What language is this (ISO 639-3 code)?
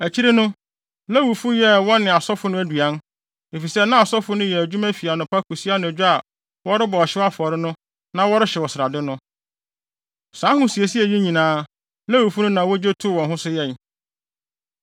aka